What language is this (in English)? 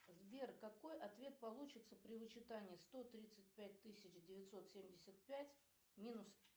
Russian